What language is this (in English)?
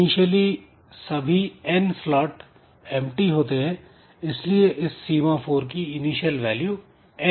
Hindi